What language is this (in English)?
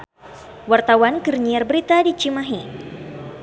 Sundanese